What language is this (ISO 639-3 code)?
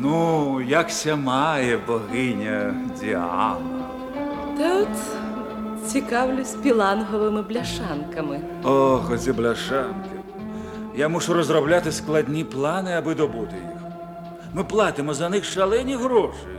ukr